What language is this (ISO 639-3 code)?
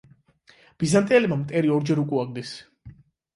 kat